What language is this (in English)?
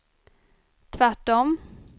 Swedish